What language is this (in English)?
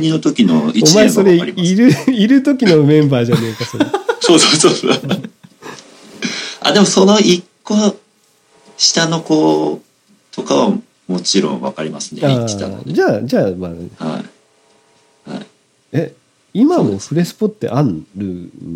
Japanese